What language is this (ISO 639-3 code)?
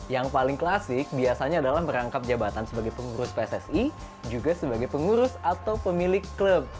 ind